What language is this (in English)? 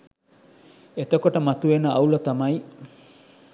Sinhala